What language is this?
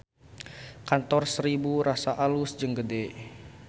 Sundanese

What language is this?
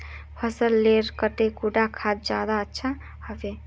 Magahi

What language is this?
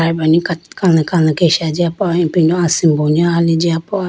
Idu-Mishmi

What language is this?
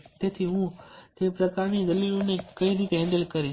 Gujarati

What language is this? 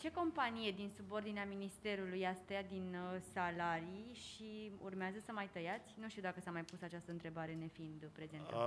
Romanian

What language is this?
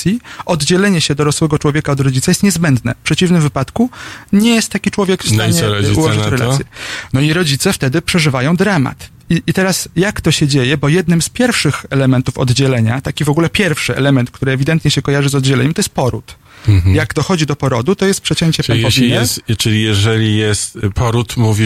Polish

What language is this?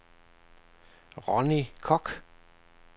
Danish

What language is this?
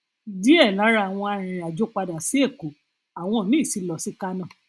Yoruba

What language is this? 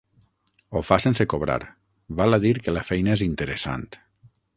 Catalan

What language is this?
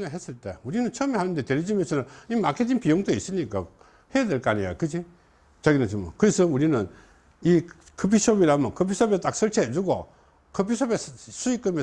Korean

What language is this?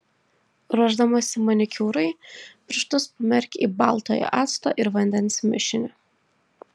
Lithuanian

